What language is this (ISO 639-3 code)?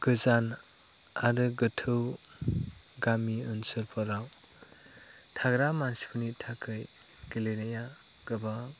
brx